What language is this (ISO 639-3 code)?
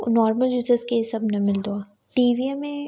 snd